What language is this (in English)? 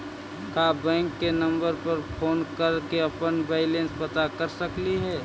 Magahi